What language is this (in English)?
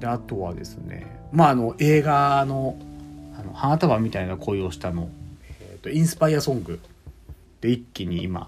Japanese